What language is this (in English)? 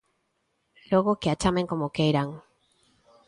Galician